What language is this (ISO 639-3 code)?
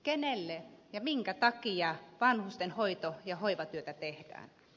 fin